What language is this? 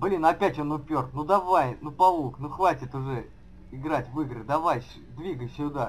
Russian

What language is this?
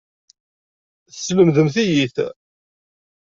Kabyle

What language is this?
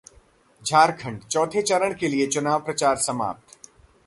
Hindi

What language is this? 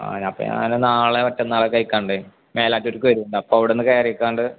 Malayalam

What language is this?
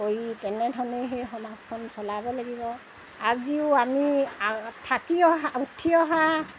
Assamese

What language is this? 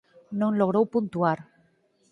Galician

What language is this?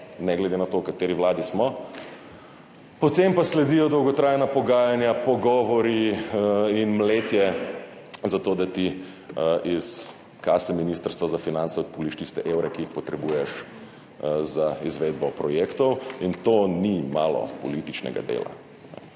Slovenian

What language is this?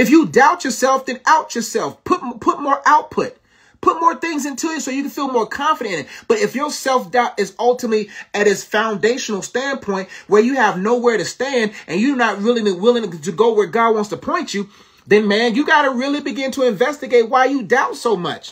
English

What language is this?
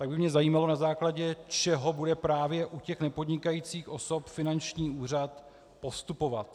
Czech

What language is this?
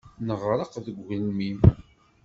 Kabyle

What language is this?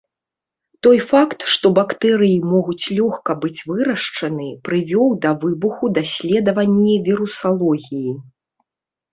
Belarusian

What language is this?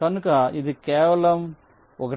Telugu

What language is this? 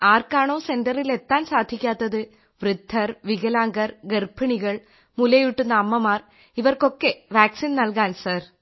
Malayalam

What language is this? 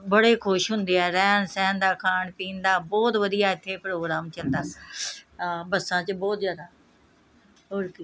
Punjabi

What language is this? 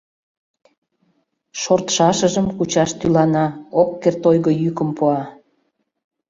Mari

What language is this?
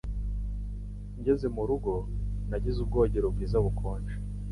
Kinyarwanda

